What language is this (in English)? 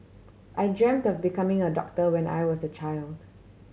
English